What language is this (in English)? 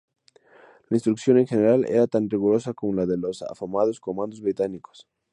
Spanish